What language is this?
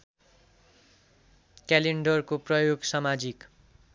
Nepali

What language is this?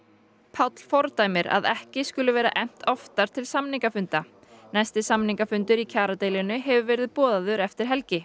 Icelandic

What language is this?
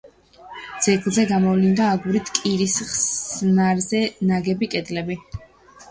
Georgian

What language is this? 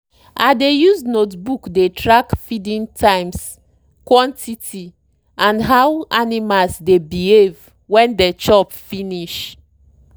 Nigerian Pidgin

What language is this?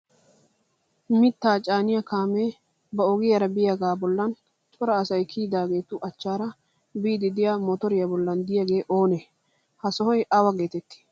Wolaytta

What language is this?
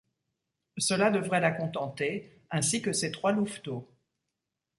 French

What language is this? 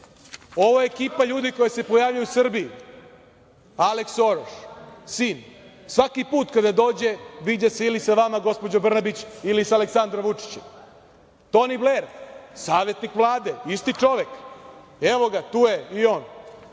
Serbian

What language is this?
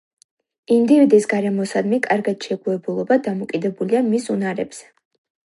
Georgian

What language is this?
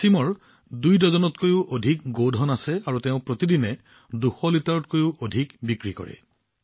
Assamese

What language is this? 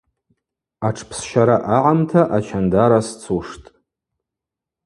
Abaza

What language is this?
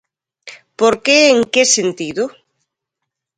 Galician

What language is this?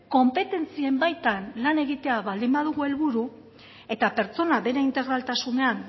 Basque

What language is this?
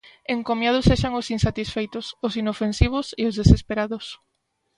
Galician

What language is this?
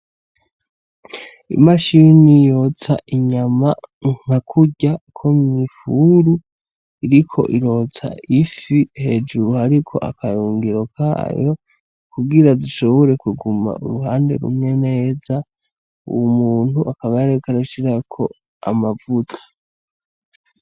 Rundi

